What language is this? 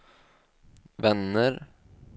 Swedish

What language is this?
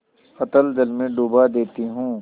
Hindi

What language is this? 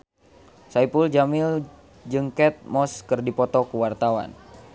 Sundanese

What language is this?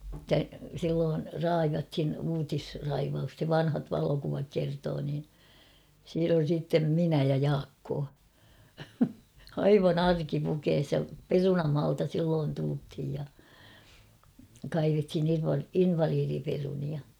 Finnish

